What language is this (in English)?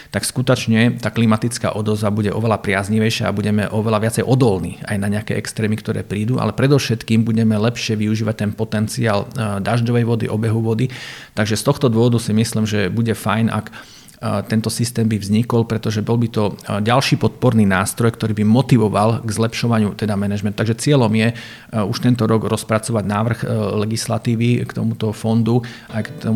Slovak